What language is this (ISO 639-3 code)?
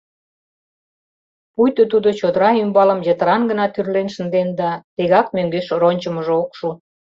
chm